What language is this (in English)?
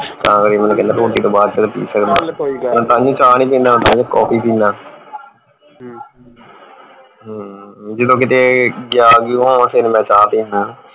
Punjabi